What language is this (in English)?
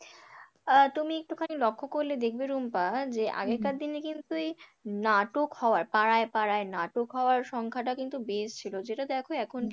Bangla